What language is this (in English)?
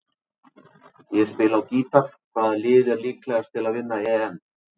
Icelandic